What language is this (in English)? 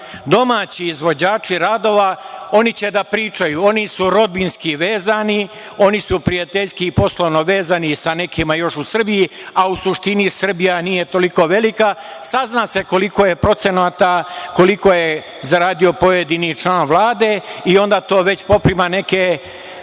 Serbian